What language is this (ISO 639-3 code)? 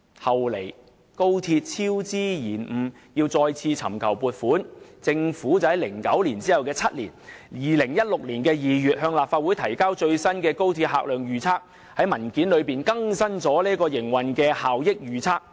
yue